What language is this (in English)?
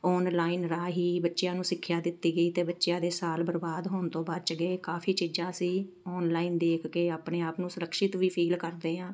Punjabi